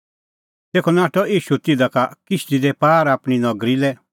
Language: Kullu Pahari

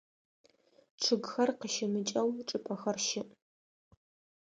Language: Adyghe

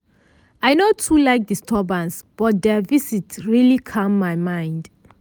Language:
Nigerian Pidgin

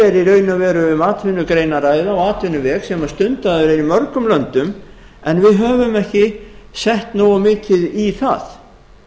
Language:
Icelandic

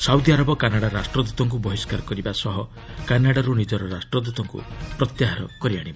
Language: Odia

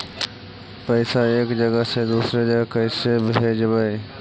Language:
Magahi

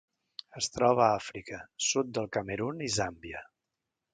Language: Catalan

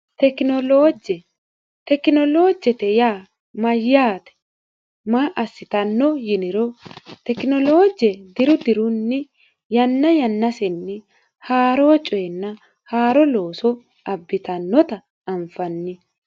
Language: Sidamo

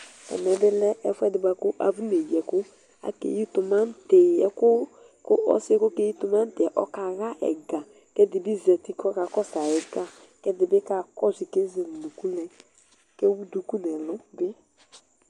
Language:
Ikposo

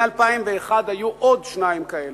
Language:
Hebrew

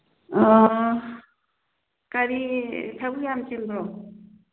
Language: Manipuri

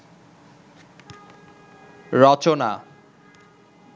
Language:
Bangla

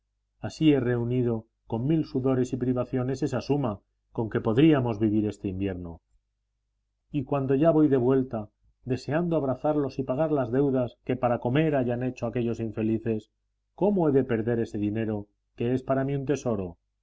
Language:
Spanish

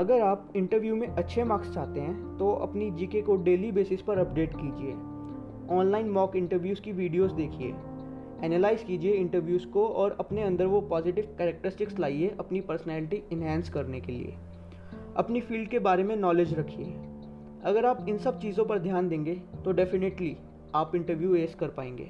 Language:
Hindi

